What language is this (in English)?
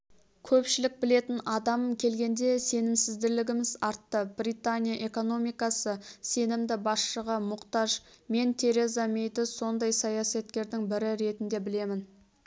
Kazakh